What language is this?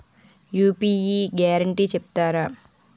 Telugu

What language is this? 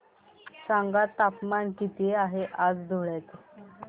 Marathi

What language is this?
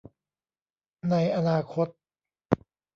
Thai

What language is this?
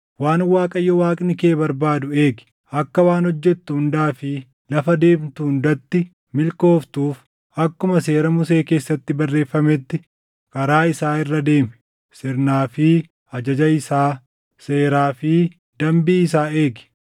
Oromo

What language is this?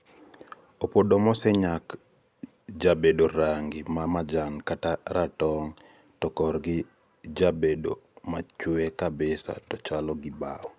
Luo (Kenya and Tanzania)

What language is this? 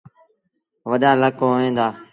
Sindhi Bhil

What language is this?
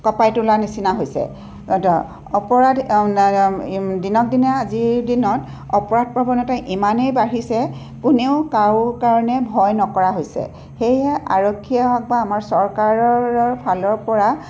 Assamese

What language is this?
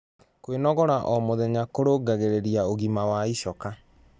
Kikuyu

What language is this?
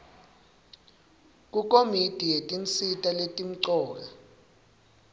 Swati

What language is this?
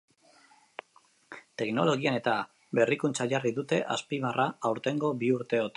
Basque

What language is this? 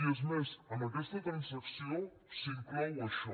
Catalan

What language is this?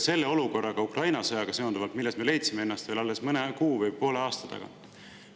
Estonian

